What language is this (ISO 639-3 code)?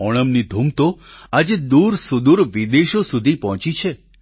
guj